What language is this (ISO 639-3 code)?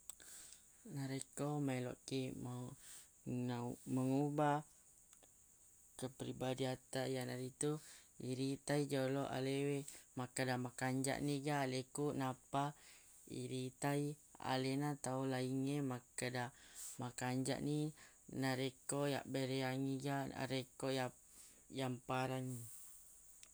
bug